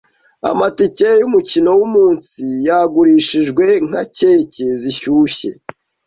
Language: Kinyarwanda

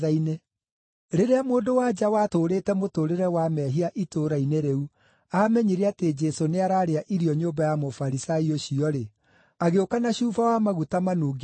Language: Kikuyu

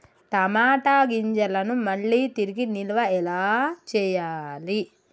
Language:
Telugu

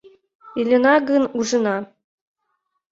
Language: Mari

